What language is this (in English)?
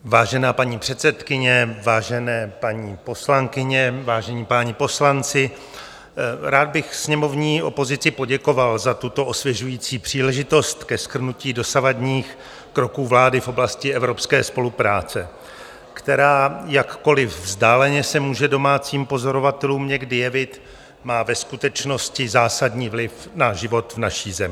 Czech